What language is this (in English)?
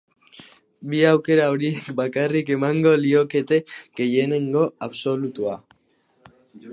Basque